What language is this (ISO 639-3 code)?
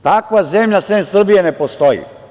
srp